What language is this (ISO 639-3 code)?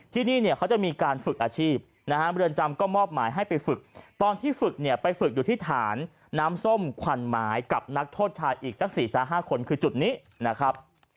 tha